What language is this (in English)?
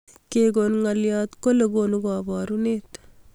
Kalenjin